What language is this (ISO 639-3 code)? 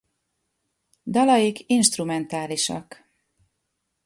hun